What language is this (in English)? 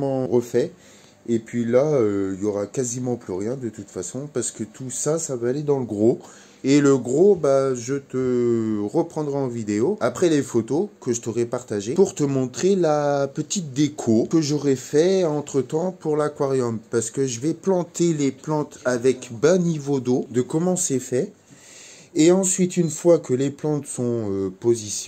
French